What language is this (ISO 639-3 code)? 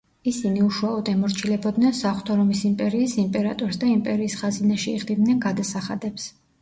kat